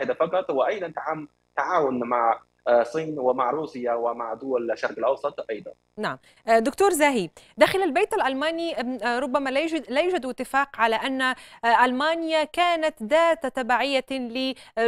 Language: Arabic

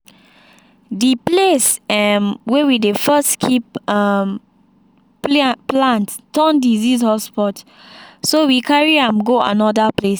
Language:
Nigerian Pidgin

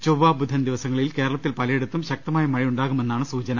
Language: Malayalam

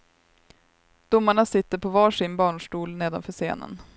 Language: Swedish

